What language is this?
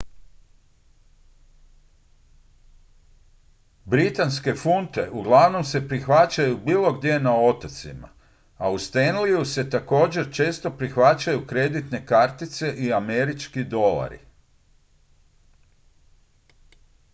Croatian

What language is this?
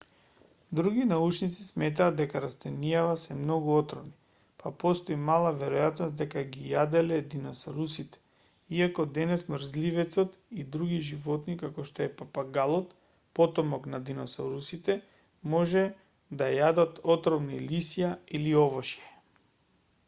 Macedonian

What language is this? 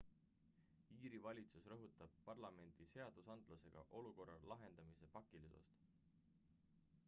Estonian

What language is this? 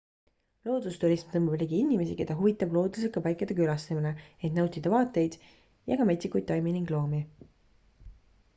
Estonian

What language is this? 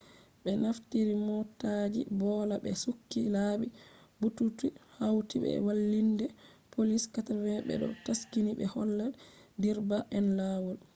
Fula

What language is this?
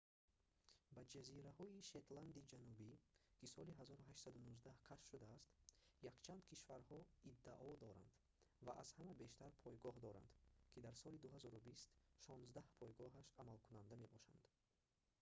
Tajik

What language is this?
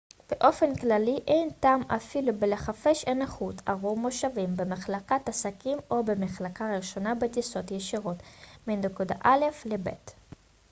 Hebrew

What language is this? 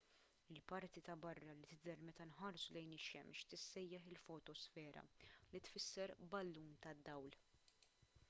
Maltese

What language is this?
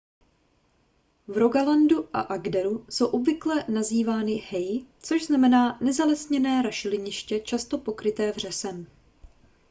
Czech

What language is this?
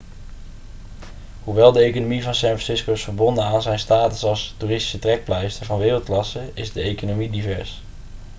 Dutch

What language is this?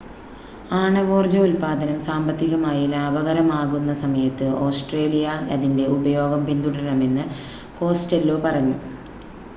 Malayalam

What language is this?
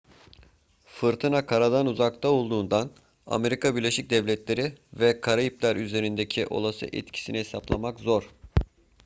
Turkish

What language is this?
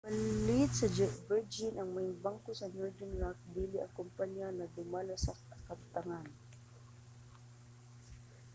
Cebuano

